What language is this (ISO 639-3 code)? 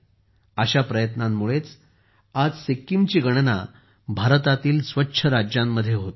mar